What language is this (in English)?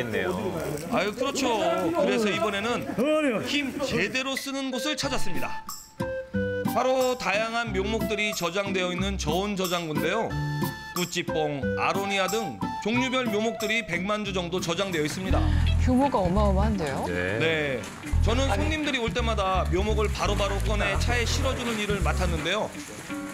Korean